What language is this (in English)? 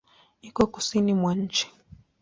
Swahili